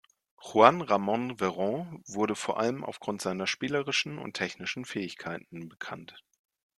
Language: German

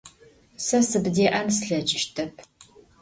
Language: Adyghe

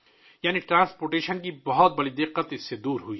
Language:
Urdu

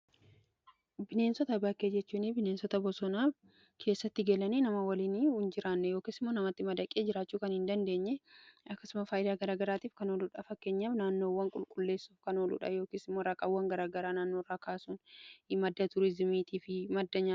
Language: Oromo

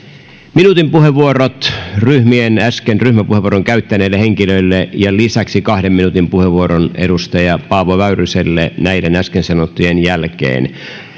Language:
Finnish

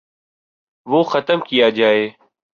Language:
Urdu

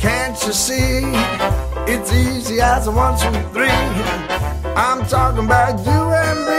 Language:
Turkish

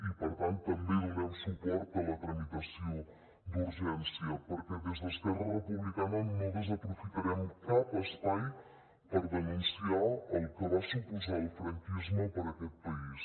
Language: Catalan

